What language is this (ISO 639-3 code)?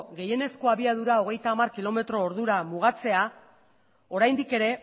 eus